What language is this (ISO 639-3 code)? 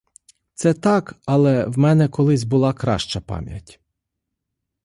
ukr